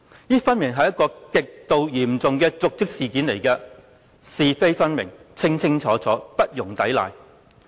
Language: Cantonese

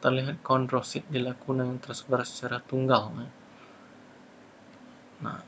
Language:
Indonesian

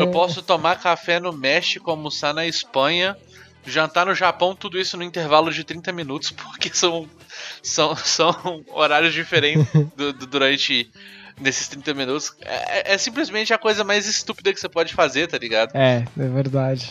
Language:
Portuguese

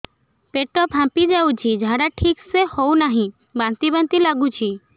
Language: Odia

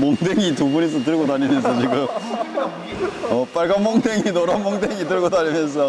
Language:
Korean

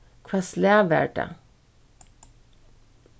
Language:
Faroese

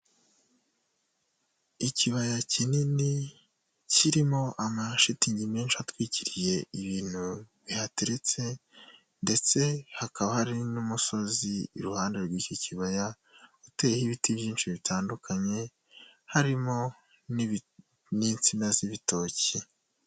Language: Kinyarwanda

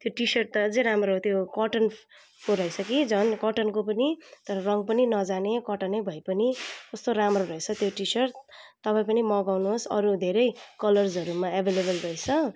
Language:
Nepali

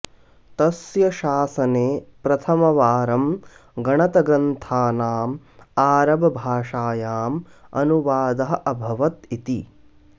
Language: Sanskrit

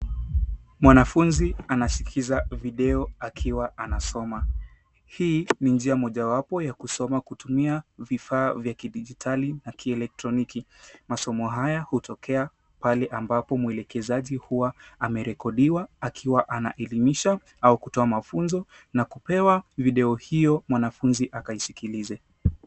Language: Swahili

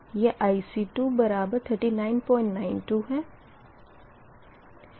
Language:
Hindi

